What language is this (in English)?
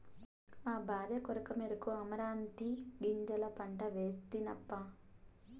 Telugu